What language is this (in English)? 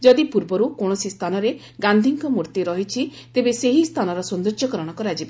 Odia